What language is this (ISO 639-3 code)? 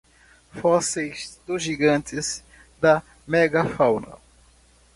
por